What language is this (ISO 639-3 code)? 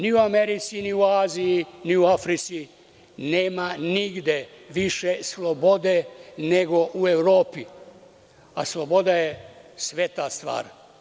srp